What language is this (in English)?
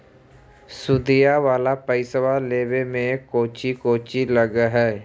Magahi